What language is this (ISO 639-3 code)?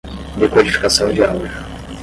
por